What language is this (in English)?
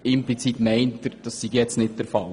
Swiss German